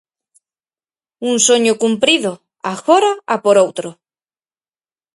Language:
Galician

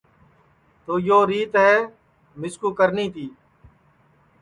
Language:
Sansi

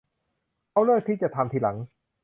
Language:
Thai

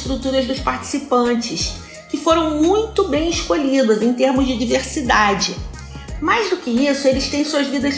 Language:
Portuguese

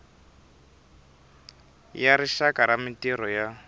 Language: Tsonga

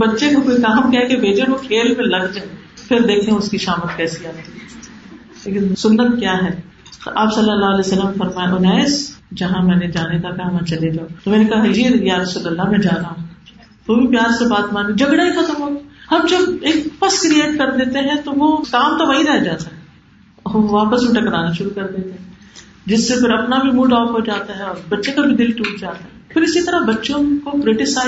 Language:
Urdu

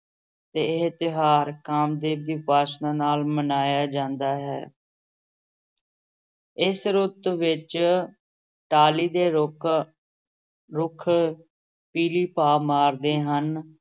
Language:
Punjabi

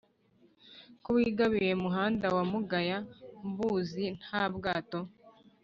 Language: Kinyarwanda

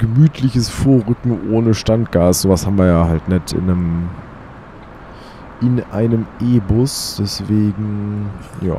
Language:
German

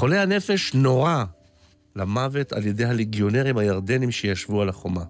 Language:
Hebrew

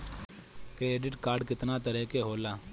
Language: Bhojpuri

